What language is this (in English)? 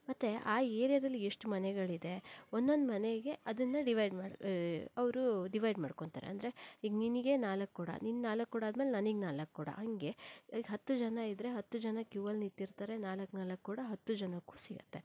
Kannada